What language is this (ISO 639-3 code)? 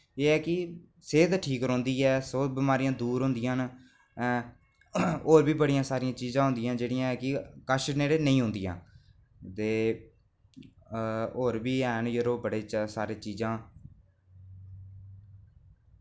doi